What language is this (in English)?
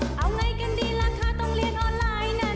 Thai